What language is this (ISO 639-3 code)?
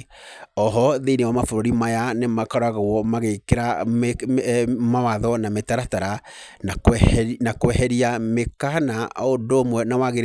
kik